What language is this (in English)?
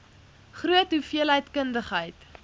Afrikaans